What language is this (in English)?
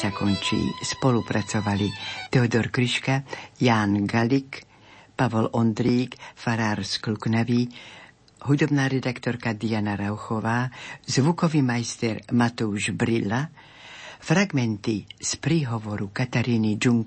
Slovak